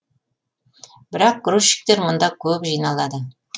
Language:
Kazakh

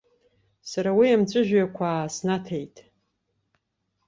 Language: Abkhazian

